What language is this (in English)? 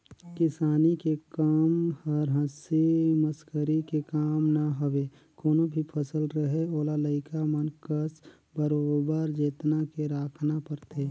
Chhattisgarhi